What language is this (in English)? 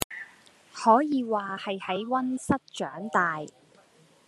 Cantonese